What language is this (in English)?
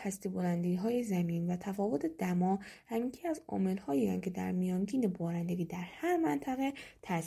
Persian